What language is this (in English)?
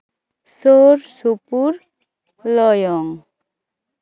Santali